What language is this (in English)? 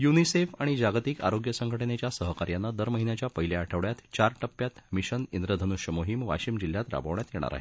Marathi